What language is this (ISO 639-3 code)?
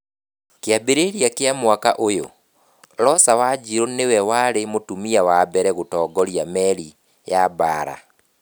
kik